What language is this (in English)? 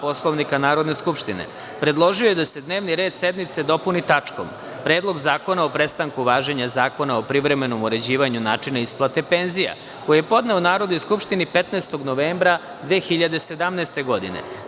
Serbian